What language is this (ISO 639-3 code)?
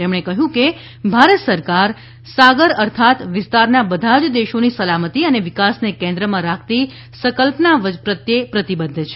guj